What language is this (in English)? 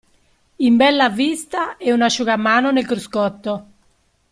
Italian